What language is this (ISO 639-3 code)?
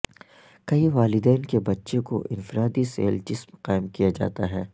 urd